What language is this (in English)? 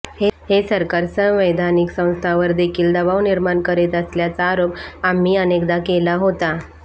Marathi